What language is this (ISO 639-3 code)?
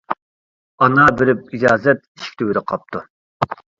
uig